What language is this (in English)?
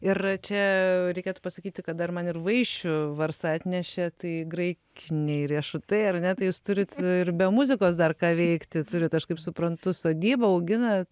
Lithuanian